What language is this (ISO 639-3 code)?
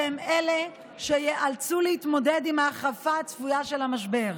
heb